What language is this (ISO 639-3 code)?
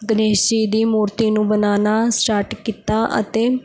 pan